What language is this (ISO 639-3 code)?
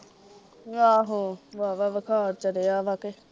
pan